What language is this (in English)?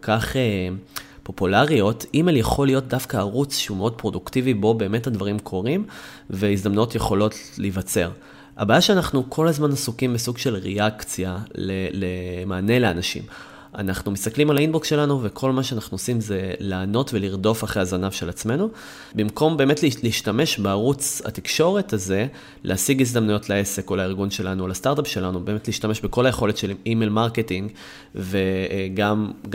Hebrew